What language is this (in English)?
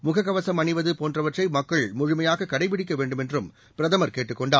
Tamil